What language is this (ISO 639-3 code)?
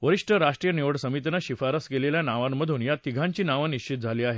mar